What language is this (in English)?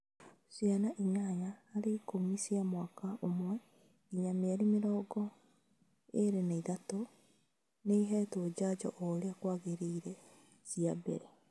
Kikuyu